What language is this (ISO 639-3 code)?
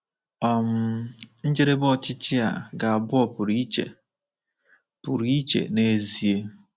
ibo